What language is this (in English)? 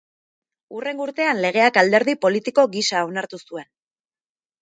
Basque